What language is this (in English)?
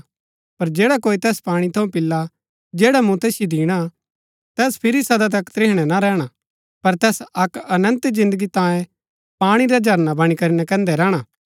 Gaddi